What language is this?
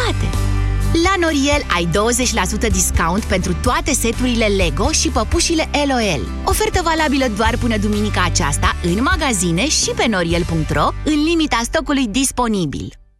Romanian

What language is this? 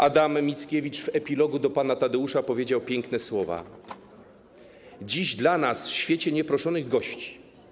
Polish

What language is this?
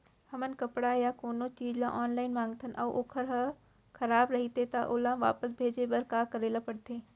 Chhattisgarhi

